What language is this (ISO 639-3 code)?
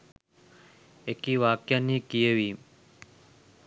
sin